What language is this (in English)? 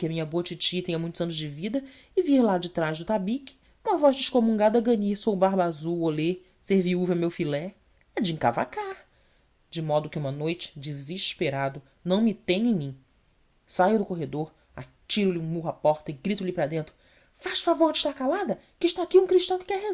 Portuguese